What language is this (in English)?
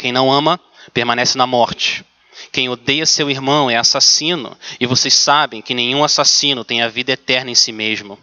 Portuguese